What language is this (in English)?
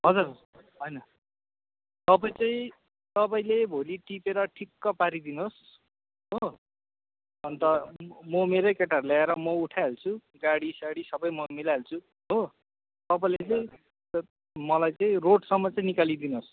Nepali